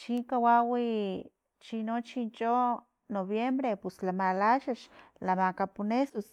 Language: Filomena Mata-Coahuitlán Totonac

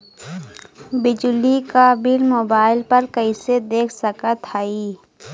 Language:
Bhojpuri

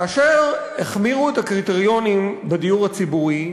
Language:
Hebrew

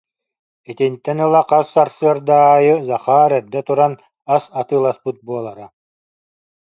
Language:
Yakut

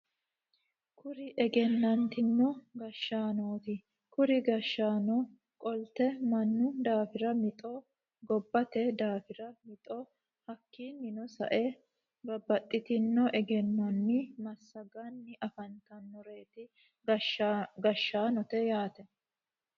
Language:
Sidamo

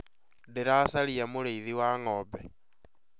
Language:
Kikuyu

